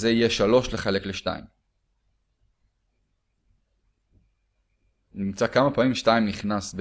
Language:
Hebrew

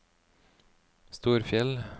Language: Norwegian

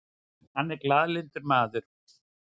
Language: Icelandic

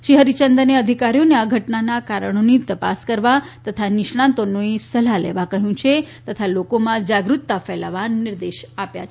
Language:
Gujarati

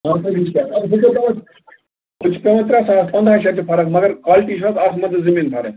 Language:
Kashmiri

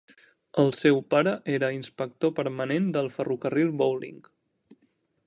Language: Catalan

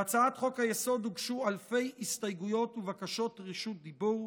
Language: Hebrew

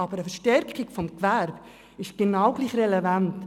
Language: Swiss German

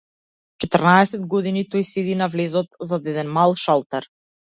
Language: Macedonian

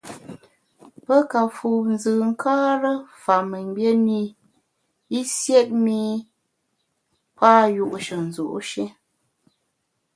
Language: Bamun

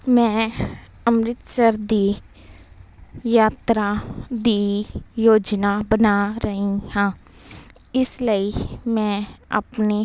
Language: Punjabi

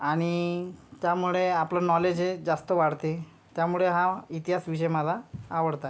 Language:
Marathi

